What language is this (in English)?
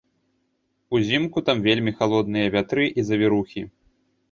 Belarusian